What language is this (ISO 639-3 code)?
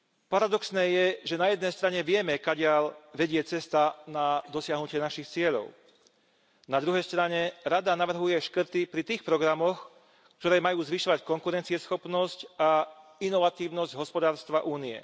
slk